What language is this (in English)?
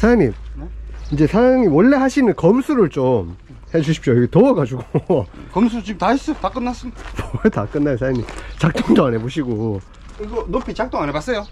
Korean